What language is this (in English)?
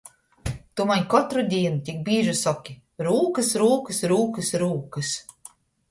Latgalian